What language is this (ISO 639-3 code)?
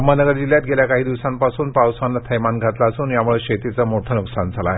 mar